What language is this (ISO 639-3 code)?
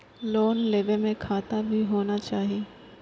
mai